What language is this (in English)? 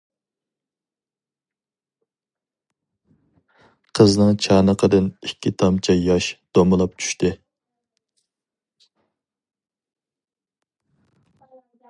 Uyghur